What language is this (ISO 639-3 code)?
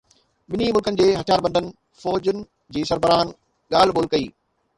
snd